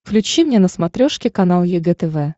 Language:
Russian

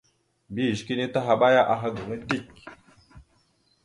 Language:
Mada (Cameroon)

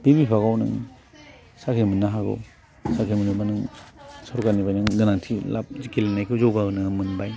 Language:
Bodo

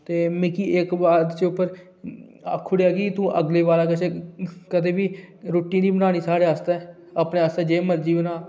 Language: Dogri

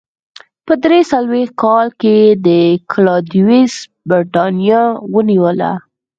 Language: Pashto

